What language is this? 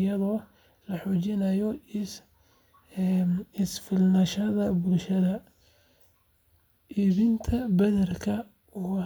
Somali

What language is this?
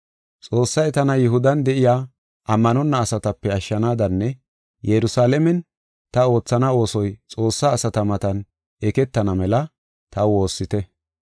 Gofa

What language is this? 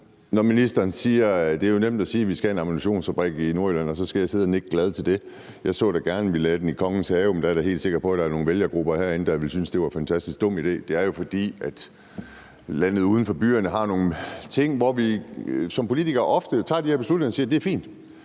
Danish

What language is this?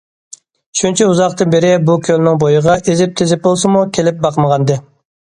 Uyghur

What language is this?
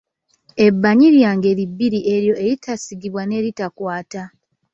Ganda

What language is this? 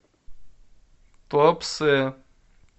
Russian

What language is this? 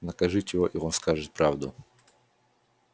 Russian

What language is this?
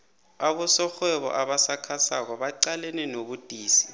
South Ndebele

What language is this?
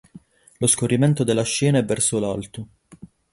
Italian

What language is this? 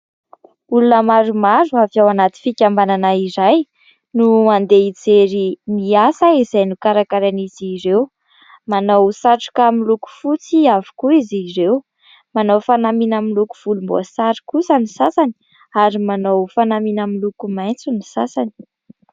Malagasy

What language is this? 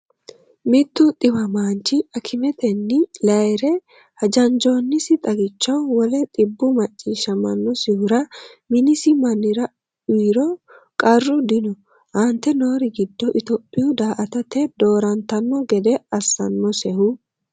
Sidamo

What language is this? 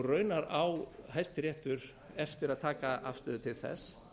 Icelandic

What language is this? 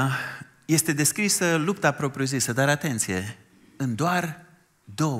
Romanian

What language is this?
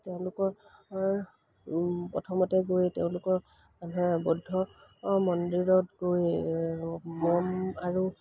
Assamese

